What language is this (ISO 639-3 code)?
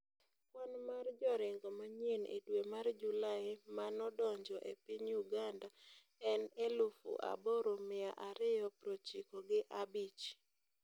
luo